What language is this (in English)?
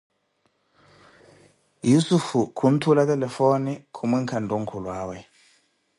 Koti